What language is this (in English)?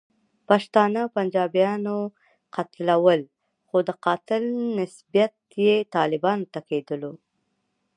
Pashto